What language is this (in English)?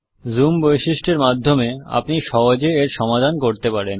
Bangla